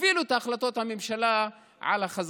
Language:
Hebrew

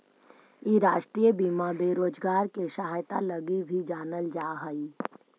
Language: Magahi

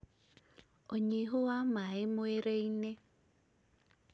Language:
Kikuyu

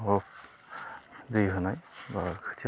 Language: Bodo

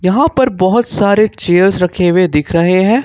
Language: Hindi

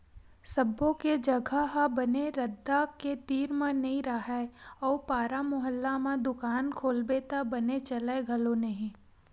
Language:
Chhattisgarhi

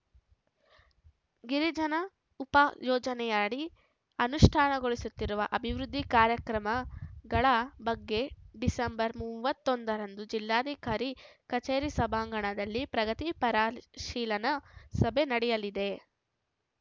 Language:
Kannada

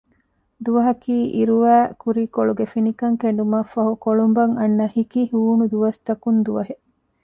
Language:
Divehi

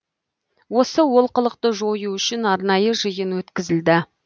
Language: Kazakh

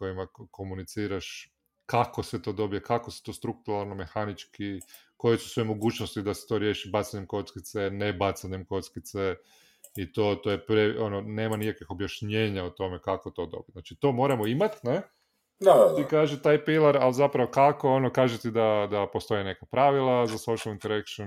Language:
Croatian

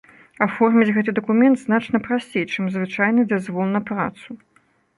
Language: Belarusian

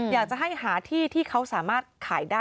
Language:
Thai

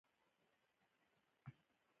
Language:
Pashto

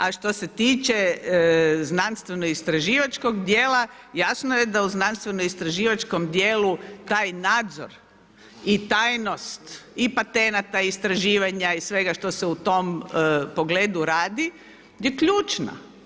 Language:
Croatian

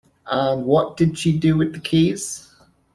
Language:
English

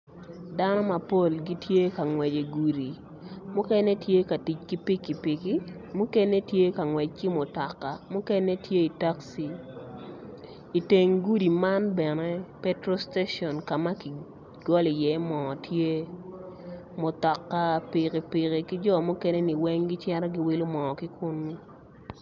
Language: Acoli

